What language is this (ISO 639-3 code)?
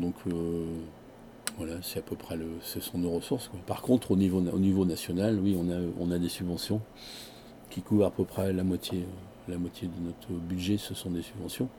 fra